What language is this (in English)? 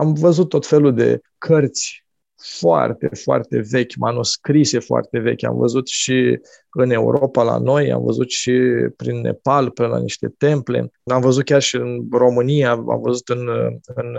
Romanian